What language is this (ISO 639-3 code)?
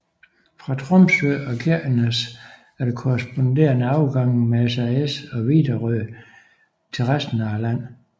dan